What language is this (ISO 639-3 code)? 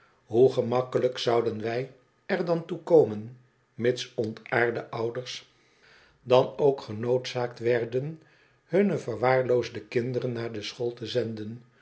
nld